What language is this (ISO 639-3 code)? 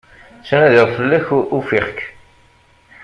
kab